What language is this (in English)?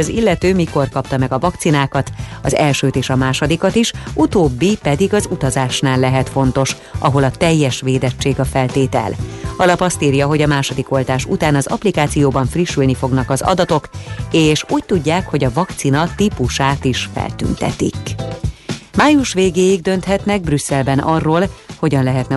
Hungarian